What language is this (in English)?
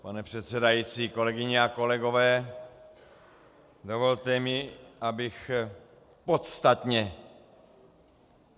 Czech